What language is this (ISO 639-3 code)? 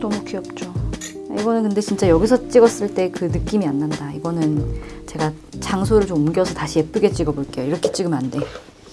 kor